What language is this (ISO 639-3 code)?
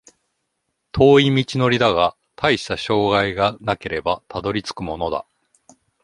jpn